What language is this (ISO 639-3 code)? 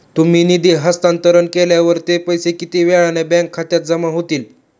mar